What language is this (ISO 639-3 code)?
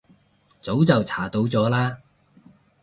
yue